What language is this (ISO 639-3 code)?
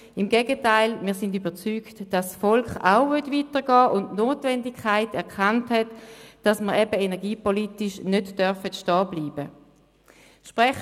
gsw